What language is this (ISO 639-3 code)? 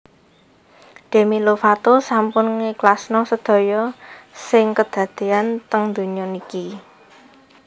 jav